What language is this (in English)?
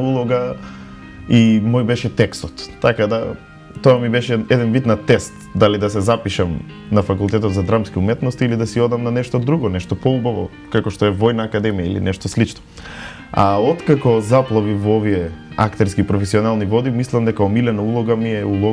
Macedonian